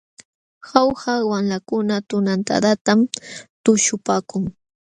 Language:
Jauja Wanca Quechua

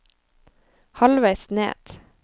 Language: Norwegian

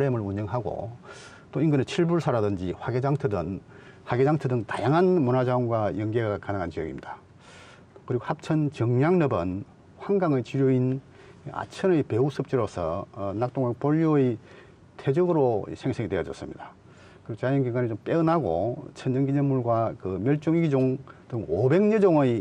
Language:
Korean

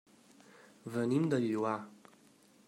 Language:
Catalan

